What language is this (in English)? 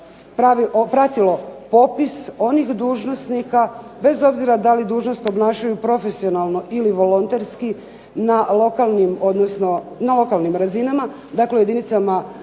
Croatian